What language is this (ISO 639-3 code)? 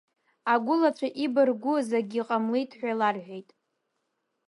abk